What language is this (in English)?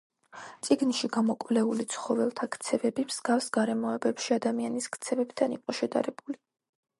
Georgian